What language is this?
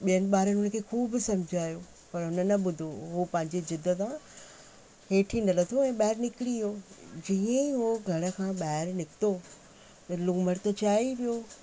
Sindhi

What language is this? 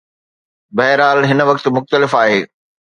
Sindhi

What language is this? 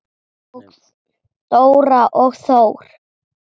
Icelandic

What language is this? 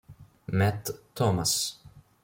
Italian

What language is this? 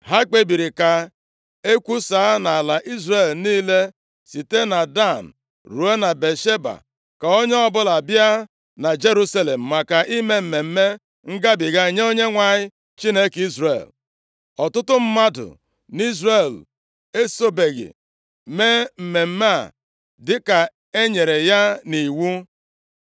Igbo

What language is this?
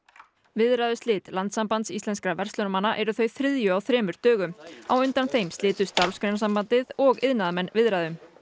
Icelandic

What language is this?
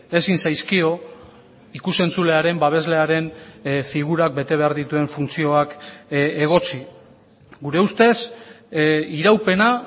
Basque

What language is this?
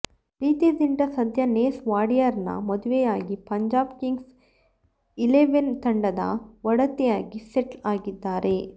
Kannada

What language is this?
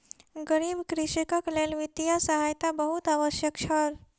Maithili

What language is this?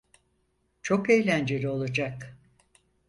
Turkish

